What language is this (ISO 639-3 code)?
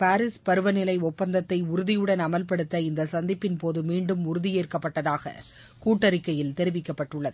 tam